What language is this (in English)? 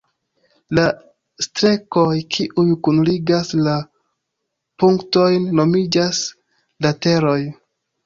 Esperanto